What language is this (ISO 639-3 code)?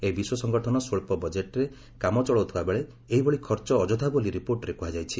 ori